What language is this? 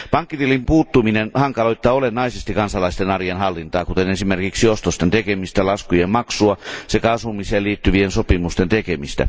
Finnish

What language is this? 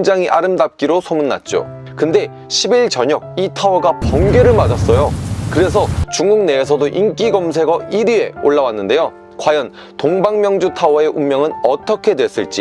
Korean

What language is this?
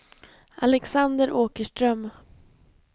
Swedish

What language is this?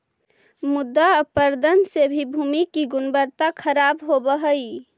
Magahi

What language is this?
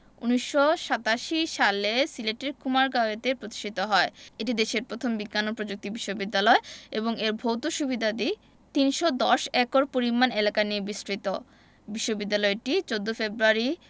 Bangla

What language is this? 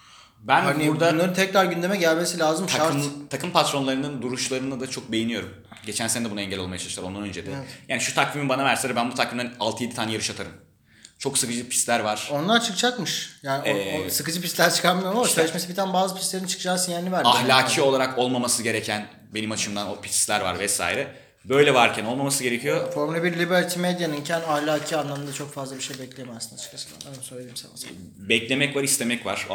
Turkish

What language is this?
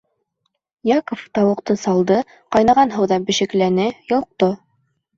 Bashkir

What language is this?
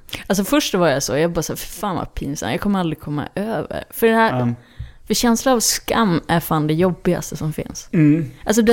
Swedish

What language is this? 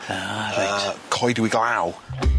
Welsh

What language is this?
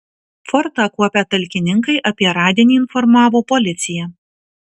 Lithuanian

